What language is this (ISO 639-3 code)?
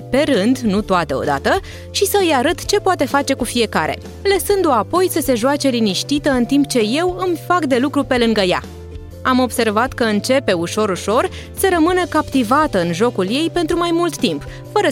ron